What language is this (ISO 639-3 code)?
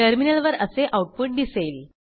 mar